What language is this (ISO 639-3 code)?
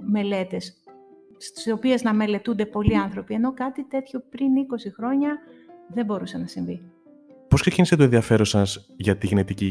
ell